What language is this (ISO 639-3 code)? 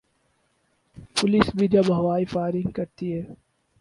urd